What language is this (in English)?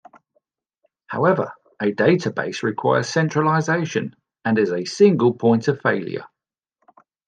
English